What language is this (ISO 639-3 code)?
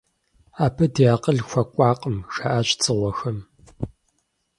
kbd